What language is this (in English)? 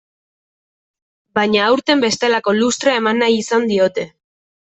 Basque